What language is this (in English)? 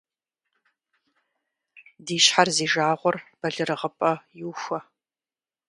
Kabardian